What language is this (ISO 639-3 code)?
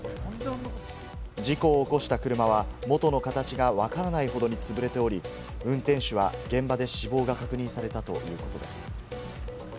jpn